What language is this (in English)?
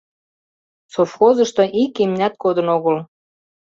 Mari